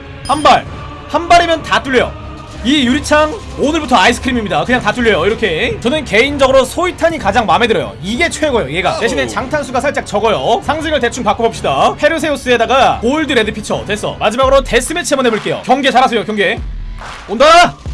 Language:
Korean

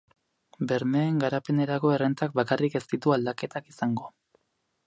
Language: Basque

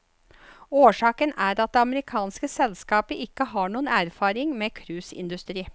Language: Norwegian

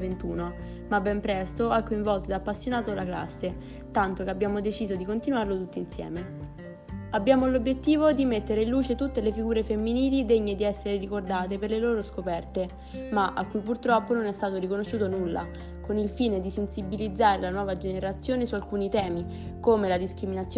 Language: Italian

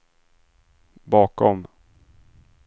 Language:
Swedish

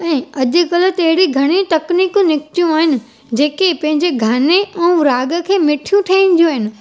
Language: Sindhi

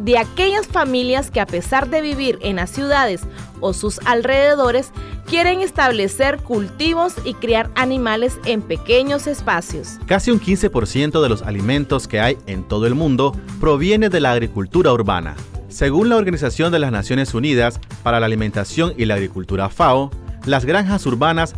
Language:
Spanish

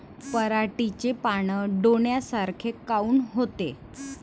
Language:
Marathi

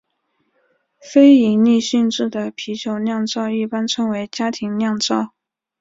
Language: Chinese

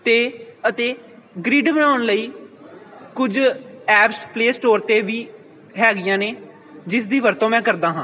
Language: Punjabi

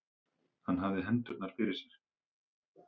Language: Icelandic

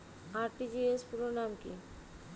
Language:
Bangla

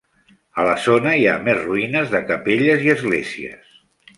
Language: Catalan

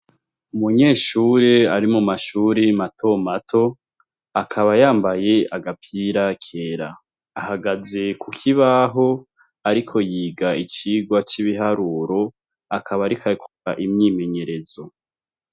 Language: Rundi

